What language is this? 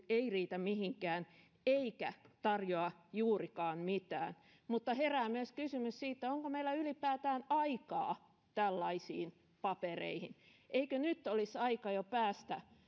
Finnish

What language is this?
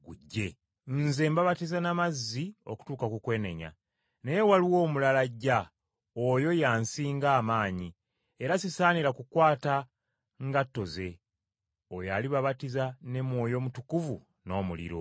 Ganda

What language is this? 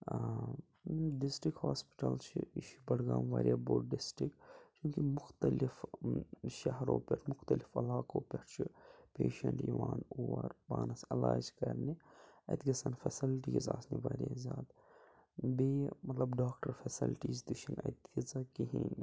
Kashmiri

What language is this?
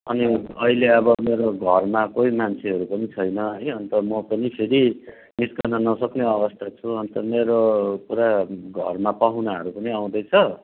Nepali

